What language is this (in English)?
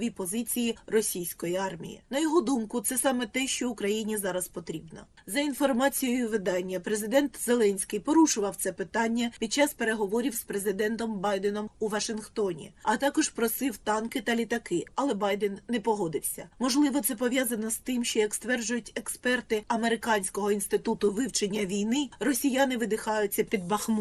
Ukrainian